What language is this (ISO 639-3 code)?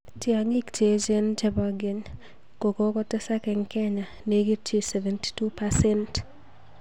kln